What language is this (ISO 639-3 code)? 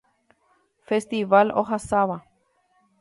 grn